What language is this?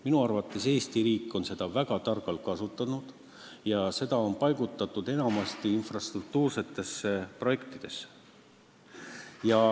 Estonian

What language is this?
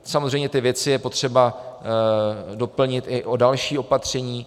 Czech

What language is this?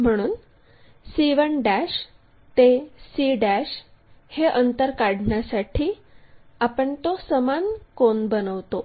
Marathi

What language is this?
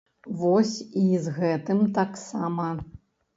Belarusian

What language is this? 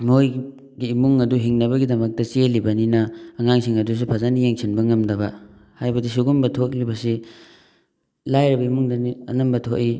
Manipuri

